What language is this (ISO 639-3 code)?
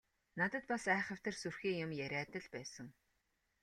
mon